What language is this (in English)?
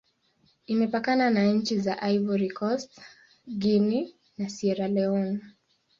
Swahili